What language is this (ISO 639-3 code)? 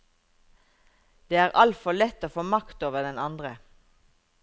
nor